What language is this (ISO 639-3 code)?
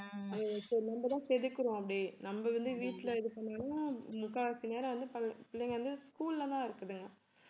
tam